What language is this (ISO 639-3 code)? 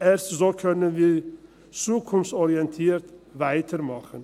gsw